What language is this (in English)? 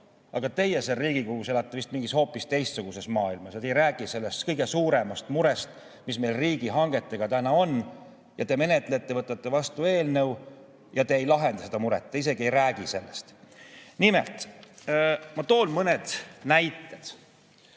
Estonian